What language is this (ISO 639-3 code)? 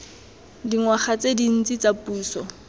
tsn